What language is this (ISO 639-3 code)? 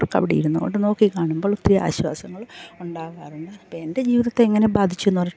mal